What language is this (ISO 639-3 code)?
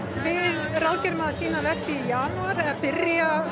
isl